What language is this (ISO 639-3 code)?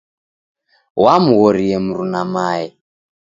dav